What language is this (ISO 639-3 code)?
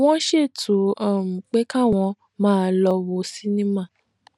yor